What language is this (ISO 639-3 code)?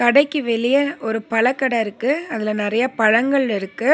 tam